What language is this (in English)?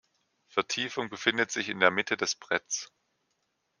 German